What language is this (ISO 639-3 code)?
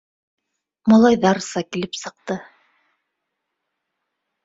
bak